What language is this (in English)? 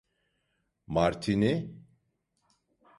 Turkish